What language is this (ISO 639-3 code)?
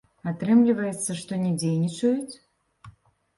bel